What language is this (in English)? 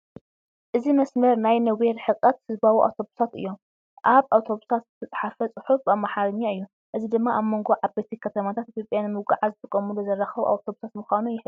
Tigrinya